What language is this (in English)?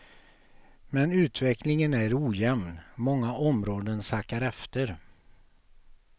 Swedish